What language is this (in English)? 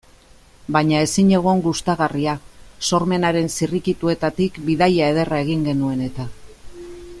Basque